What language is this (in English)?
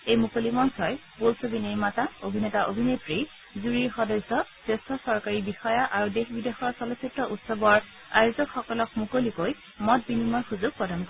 Assamese